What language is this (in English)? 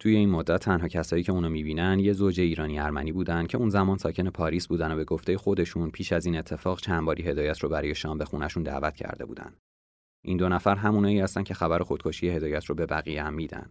Persian